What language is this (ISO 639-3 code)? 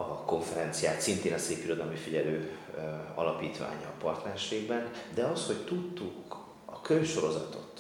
hun